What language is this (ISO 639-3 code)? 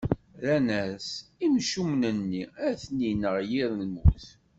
kab